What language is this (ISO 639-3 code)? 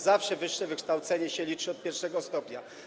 pol